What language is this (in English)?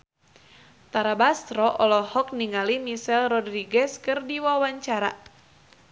Sundanese